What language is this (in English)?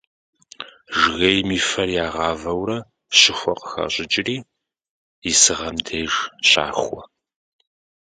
Kabardian